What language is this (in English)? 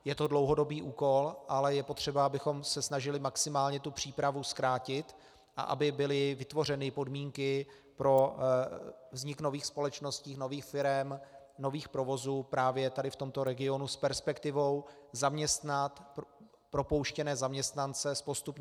Czech